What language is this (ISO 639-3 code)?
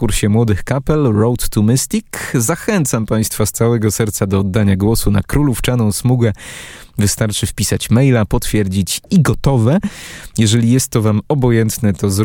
pol